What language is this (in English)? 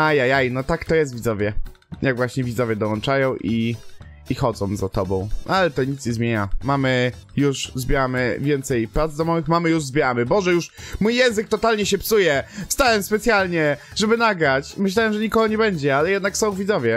Polish